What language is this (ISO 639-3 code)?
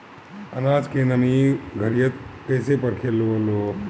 bho